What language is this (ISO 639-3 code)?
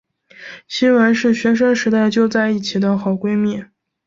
zho